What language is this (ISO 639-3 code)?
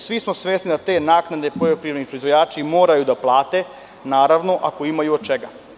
srp